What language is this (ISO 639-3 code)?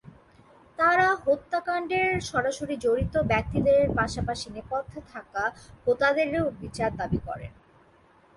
ben